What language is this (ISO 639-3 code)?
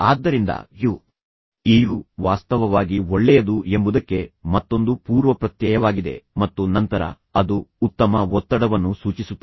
kan